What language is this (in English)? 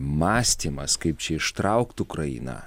Lithuanian